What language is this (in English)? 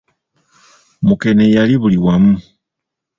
Ganda